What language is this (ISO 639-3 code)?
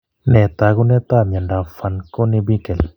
kln